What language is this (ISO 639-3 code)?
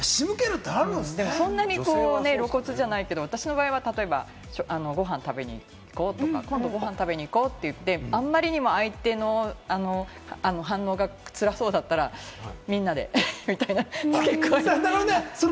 jpn